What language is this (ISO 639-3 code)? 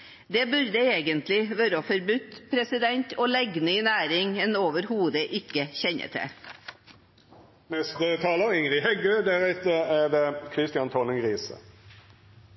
nor